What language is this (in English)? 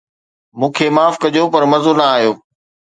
Sindhi